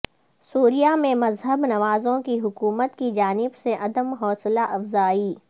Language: Urdu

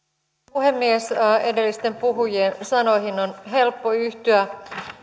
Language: Finnish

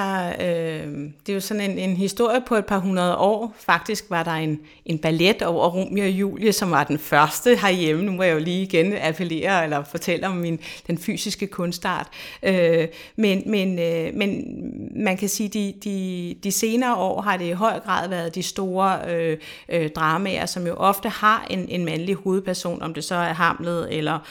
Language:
Danish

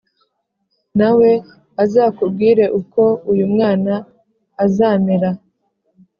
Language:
Kinyarwanda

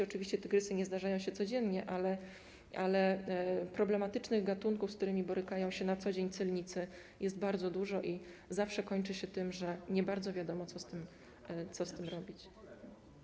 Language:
Polish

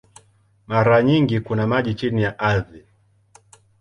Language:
Swahili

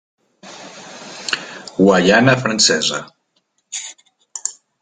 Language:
Catalan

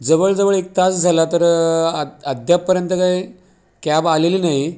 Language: Marathi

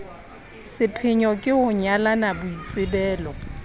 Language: Southern Sotho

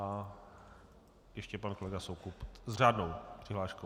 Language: Czech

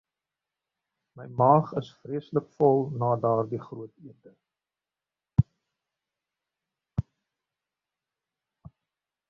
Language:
Afrikaans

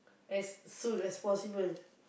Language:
English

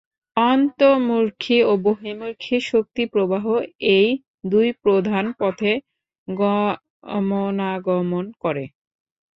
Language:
Bangla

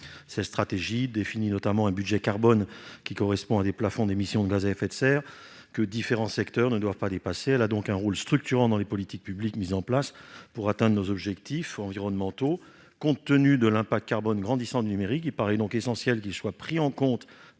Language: French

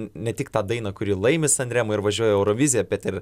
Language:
Lithuanian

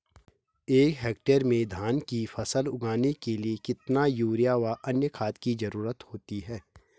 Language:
Hindi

